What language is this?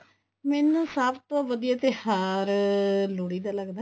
Punjabi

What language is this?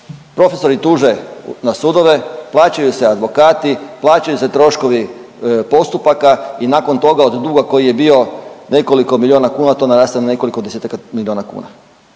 Croatian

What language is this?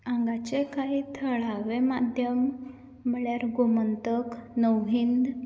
Konkani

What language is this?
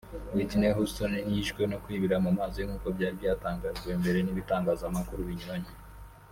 Kinyarwanda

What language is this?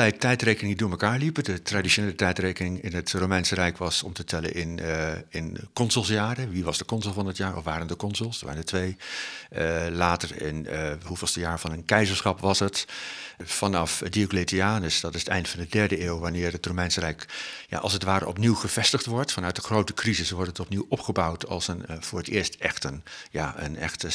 Dutch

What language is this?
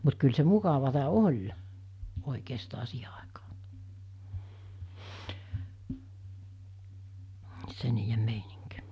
Finnish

